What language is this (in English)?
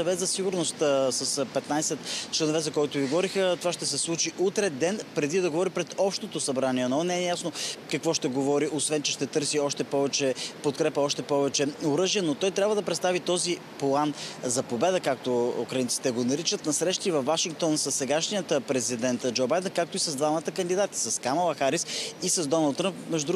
Bulgarian